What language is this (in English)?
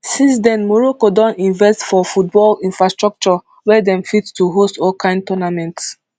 Nigerian Pidgin